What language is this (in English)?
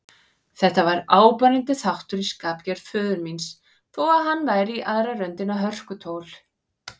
Icelandic